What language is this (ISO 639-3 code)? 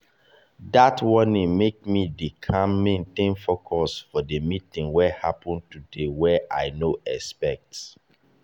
pcm